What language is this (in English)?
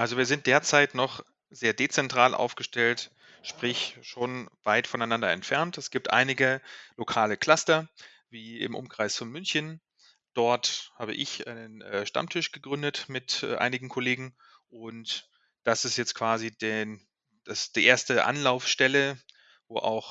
German